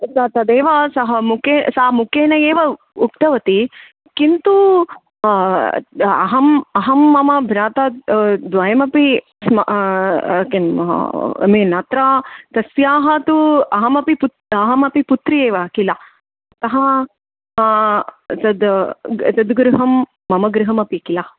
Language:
Sanskrit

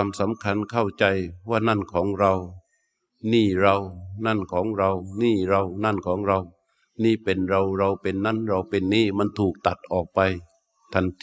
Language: Thai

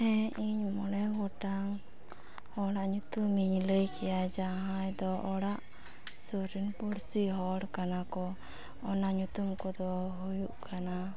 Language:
Santali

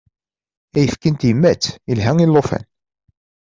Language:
Kabyle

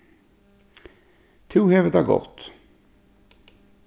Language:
Faroese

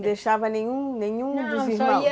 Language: Portuguese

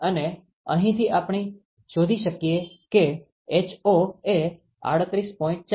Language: Gujarati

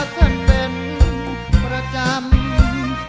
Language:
Thai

